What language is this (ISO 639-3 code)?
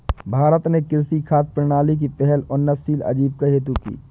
hin